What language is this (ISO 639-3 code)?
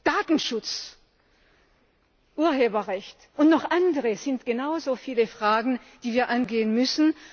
deu